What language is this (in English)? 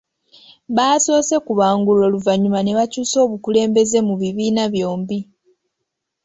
Ganda